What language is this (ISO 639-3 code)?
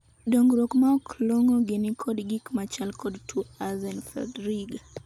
luo